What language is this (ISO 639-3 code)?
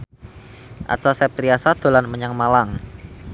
jav